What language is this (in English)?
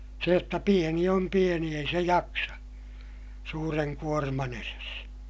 Finnish